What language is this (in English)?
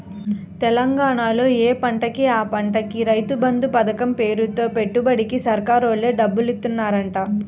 Telugu